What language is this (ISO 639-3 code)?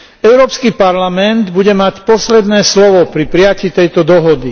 slk